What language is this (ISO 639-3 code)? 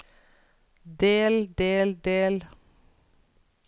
nor